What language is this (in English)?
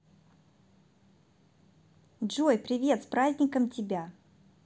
Russian